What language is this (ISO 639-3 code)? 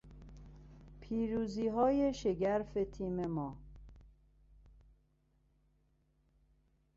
fas